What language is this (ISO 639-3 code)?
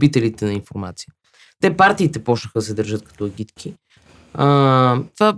bul